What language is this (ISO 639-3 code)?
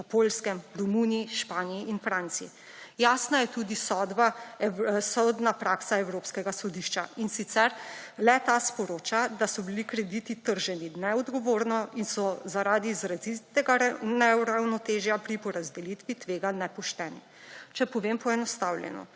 slv